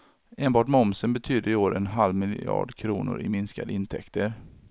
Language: Swedish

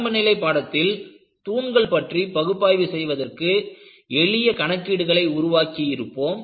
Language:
Tamil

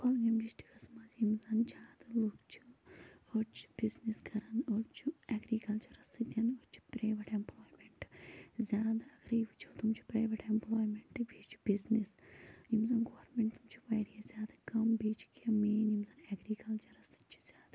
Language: Kashmiri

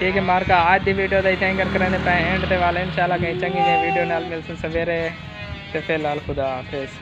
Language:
Hindi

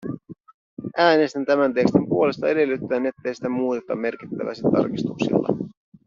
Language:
Finnish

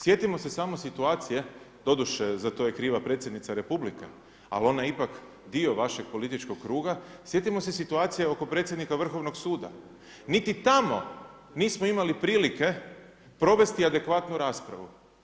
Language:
Croatian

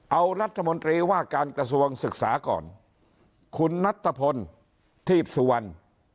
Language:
Thai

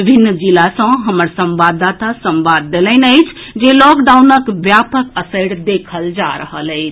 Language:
Maithili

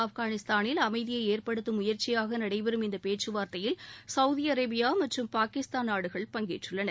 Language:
Tamil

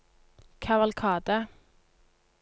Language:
Norwegian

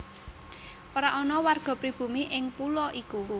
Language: Javanese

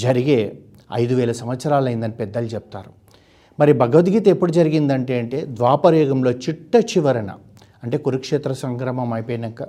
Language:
Telugu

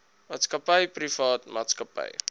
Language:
Afrikaans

